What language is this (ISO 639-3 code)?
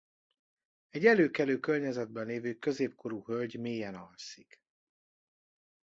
hun